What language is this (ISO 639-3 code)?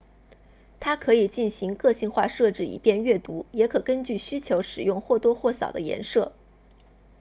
zho